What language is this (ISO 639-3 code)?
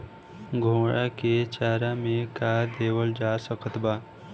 bho